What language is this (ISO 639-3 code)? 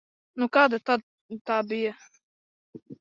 lav